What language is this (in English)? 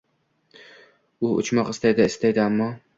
Uzbek